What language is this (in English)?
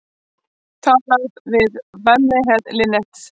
Icelandic